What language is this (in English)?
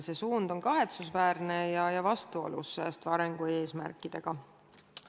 Estonian